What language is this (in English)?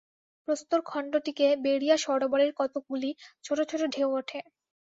Bangla